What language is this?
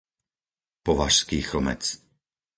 Slovak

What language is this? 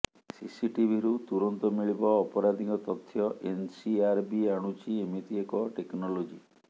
Odia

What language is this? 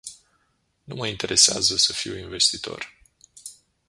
Romanian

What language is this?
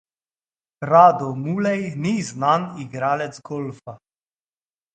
Slovenian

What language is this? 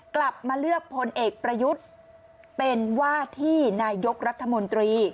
Thai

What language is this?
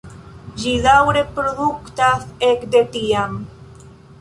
Esperanto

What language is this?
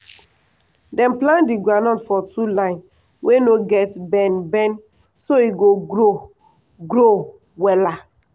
Nigerian Pidgin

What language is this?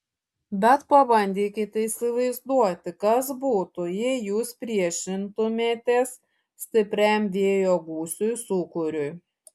Lithuanian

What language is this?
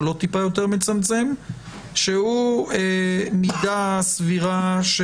Hebrew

